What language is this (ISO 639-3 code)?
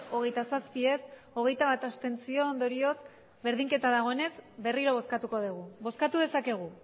eus